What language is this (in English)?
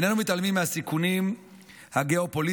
Hebrew